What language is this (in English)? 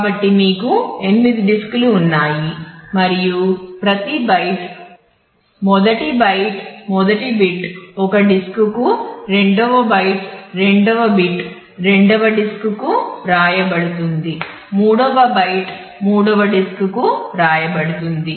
Telugu